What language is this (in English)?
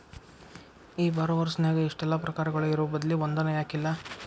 Kannada